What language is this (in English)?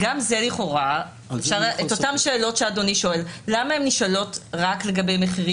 Hebrew